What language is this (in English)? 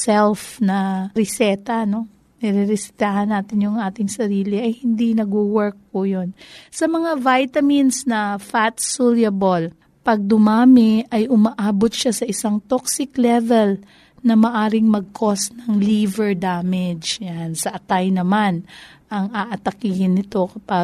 Filipino